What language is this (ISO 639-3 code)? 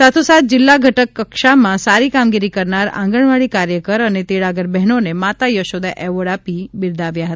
guj